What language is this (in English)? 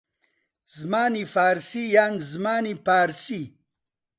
Central Kurdish